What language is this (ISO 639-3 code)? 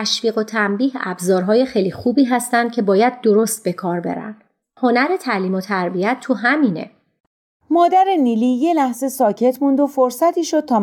fas